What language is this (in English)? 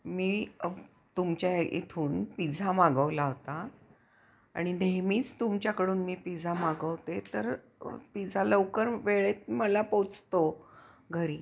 Marathi